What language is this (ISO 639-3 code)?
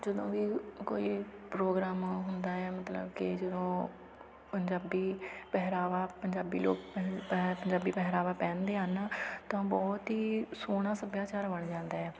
pan